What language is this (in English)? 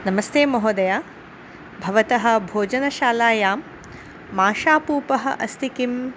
Sanskrit